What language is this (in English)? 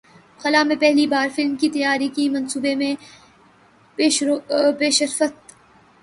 Urdu